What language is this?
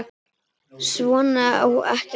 Icelandic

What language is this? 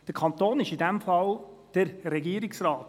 Swiss German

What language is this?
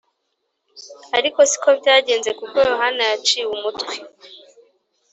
Kinyarwanda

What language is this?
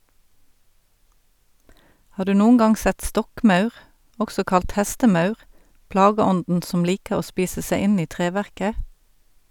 Norwegian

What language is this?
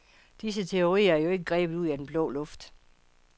Danish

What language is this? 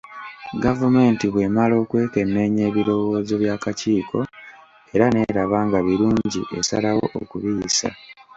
Ganda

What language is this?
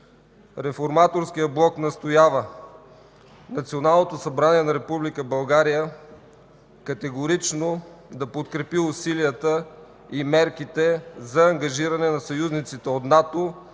Bulgarian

